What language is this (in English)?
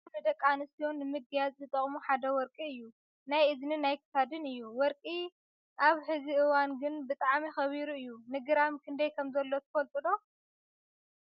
Tigrinya